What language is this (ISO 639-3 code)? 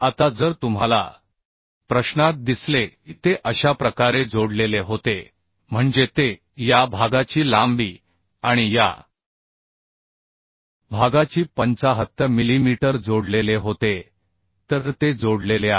mar